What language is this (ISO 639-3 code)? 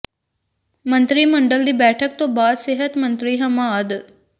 pan